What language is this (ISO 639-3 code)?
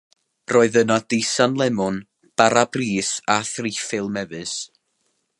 cym